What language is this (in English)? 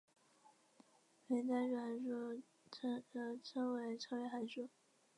Chinese